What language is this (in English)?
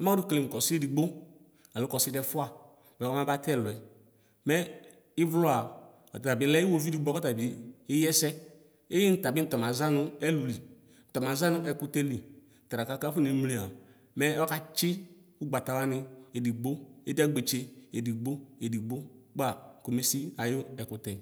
Ikposo